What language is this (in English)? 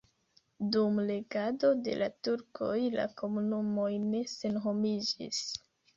Esperanto